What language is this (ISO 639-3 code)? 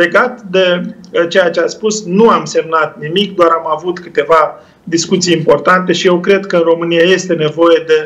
ron